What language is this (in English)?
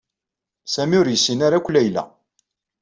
Kabyle